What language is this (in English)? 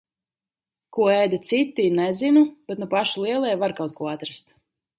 Latvian